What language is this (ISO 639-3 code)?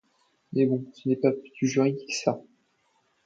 fra